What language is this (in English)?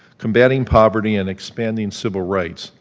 English